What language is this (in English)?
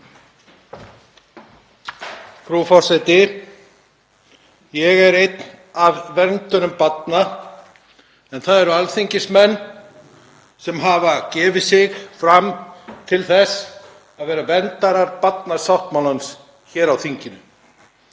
Icelandic